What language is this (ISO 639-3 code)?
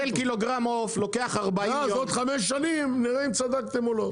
heb